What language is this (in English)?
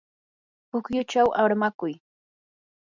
Yanahuanca Pasco Quechua